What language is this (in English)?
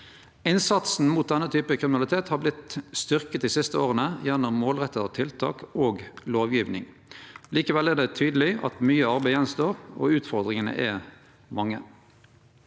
Norwegian